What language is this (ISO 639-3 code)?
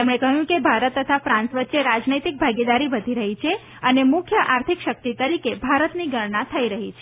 guj